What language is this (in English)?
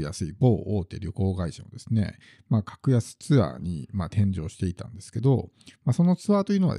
Japanese